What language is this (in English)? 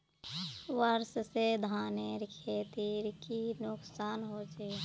Magahi